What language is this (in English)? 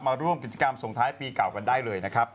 Thai